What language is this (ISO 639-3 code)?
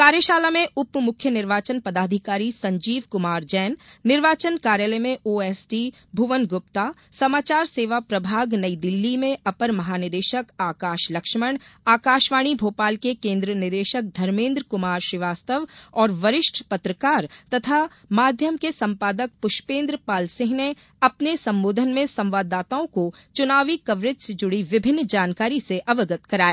hin